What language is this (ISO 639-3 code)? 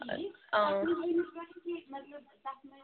kas